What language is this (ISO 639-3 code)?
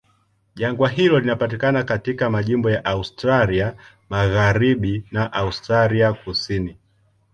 swa